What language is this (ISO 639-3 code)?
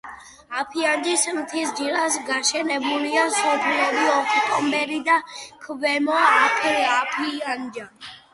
kat